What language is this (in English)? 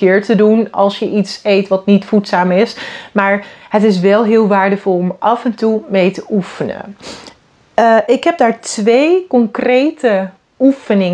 Dutch